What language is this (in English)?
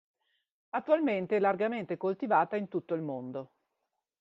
Italian